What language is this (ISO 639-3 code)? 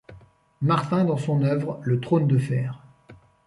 fra